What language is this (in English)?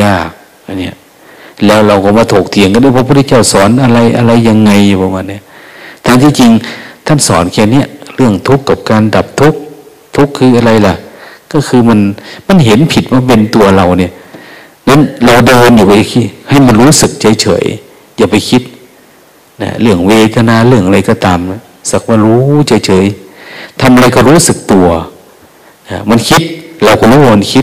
Thai